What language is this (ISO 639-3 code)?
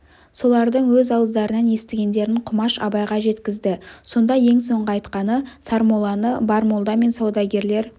kaz